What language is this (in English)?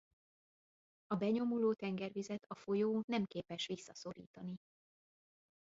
Hungarian